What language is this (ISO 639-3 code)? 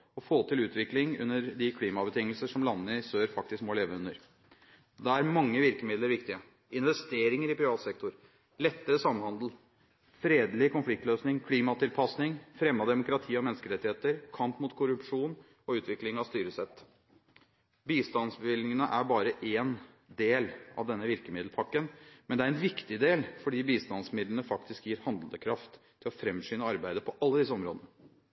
nob